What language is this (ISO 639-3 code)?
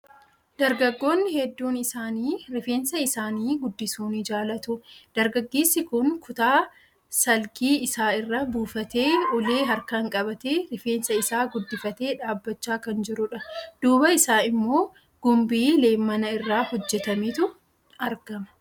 orm